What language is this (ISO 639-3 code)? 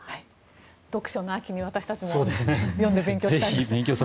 jpn